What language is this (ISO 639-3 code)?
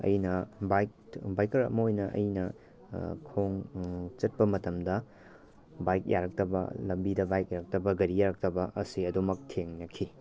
mni